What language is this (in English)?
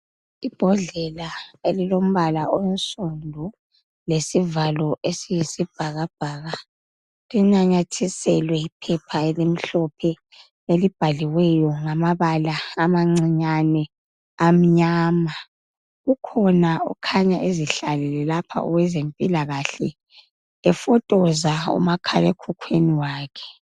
North Ndebele